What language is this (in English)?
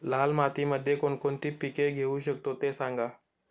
Marathi